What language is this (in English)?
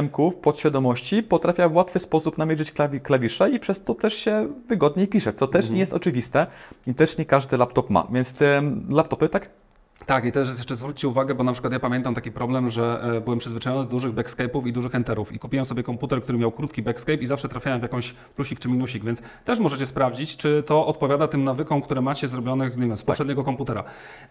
Polish